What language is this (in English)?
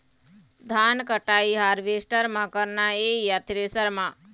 Chhattisgarhi